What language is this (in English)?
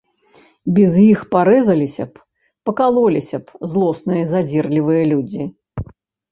Belarusian